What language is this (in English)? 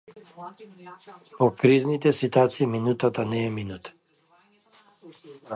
Macedonian